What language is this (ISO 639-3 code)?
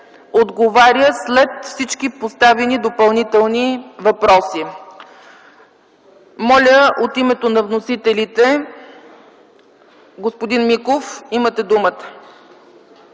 bul